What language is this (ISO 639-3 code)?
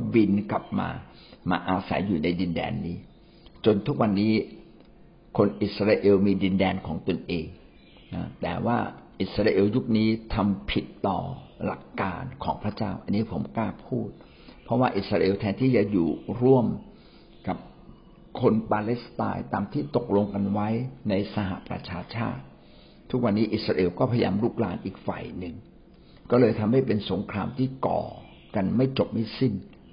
tha